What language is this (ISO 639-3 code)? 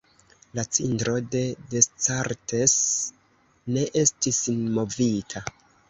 epo